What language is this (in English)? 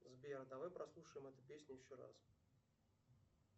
Russian